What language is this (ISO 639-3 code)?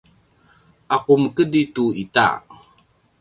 pwn